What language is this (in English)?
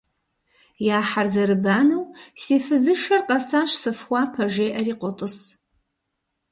Kabardian